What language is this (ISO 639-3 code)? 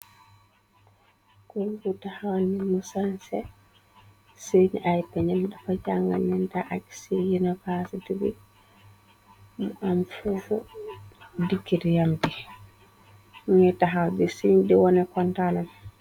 wol